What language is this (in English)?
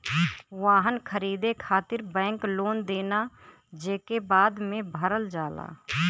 Bhojpuri